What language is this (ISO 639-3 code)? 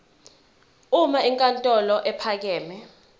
zul